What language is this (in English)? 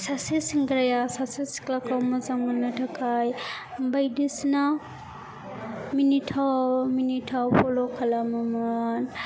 Bodo